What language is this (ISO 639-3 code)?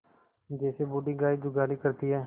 hin